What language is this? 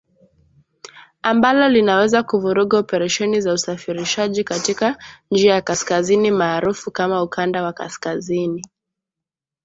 Swahili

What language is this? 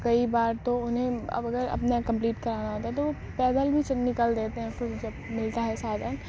Urdu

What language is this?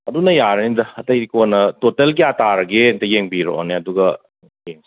Manipuri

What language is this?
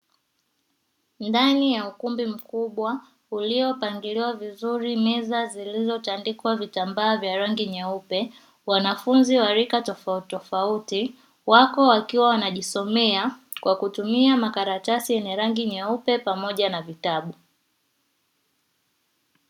Swahili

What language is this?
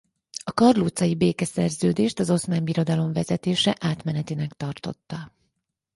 Hungarian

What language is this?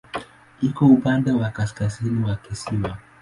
Swahili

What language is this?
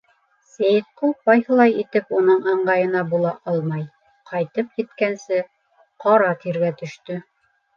Bashkir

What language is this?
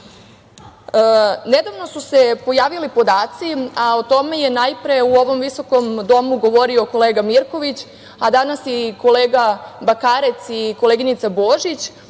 Serbian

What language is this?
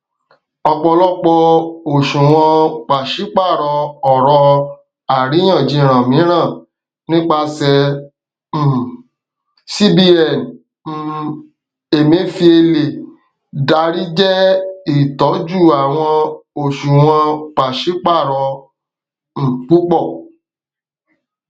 Yoruba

